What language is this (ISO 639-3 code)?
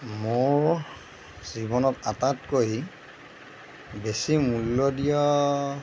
asm